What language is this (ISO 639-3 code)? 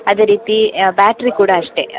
kan